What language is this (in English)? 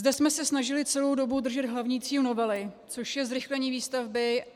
Czech